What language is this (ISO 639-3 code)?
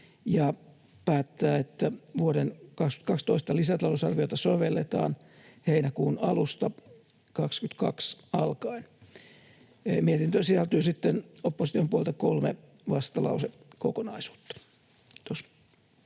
fin